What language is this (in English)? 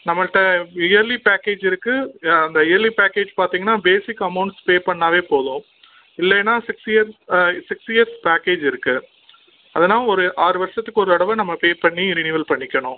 Tamil